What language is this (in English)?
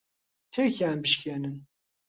Central Kurdish